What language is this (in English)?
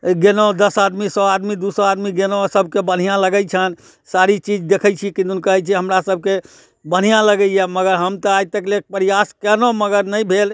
Maithili